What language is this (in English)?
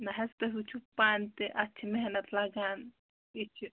Kashmiri